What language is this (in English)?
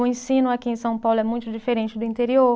Portuguese